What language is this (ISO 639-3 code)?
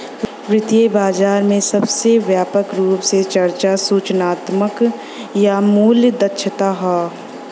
bho